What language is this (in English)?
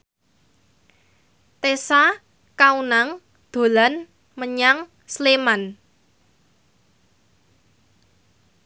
Javanese